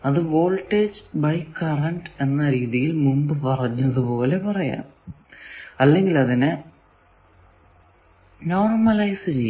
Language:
Malayalam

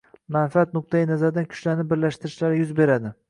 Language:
Uzbek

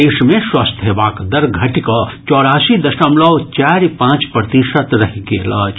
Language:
Maithili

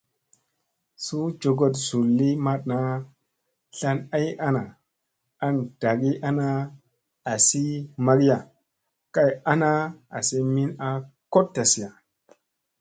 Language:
Musey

